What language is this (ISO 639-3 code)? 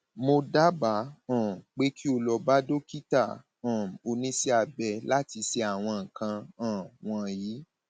yor